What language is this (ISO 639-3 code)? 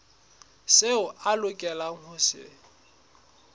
sot